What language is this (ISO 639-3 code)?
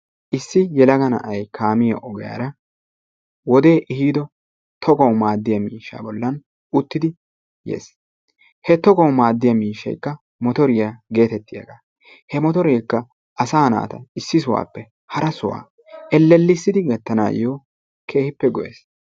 wal